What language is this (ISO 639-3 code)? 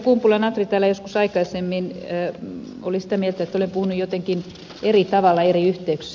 fin